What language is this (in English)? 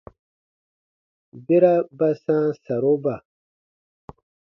Baatonum